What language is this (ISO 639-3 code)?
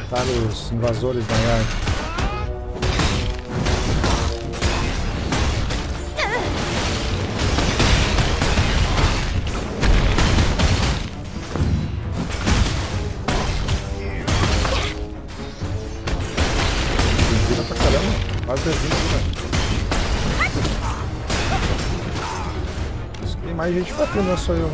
por